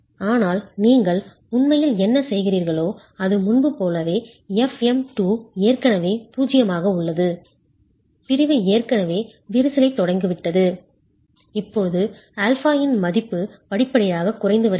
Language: Tamil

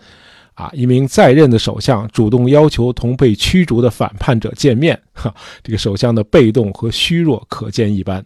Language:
Chinese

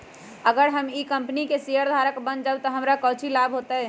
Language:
Magahi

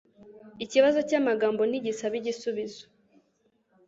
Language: Kinyarwanda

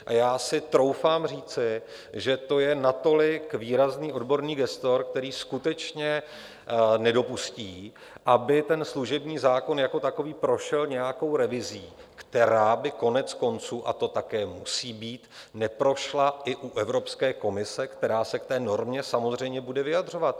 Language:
Czech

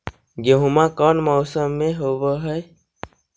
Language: Magahi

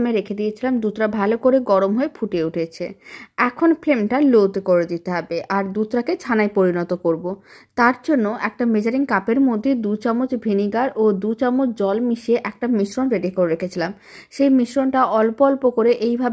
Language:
Bangla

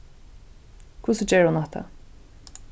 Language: Faroese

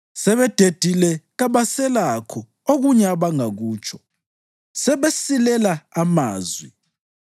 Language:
North Ndebele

